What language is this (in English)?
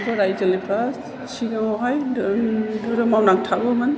Bodo